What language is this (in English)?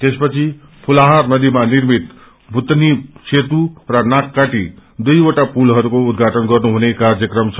Nepali